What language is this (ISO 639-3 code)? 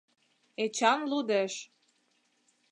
chm